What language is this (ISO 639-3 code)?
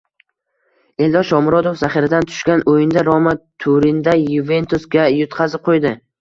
uzb